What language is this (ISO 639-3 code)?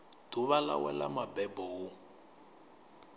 ven